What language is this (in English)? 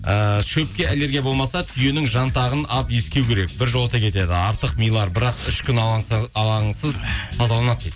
Kazakh